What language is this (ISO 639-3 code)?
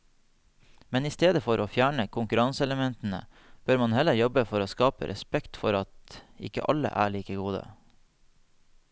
nor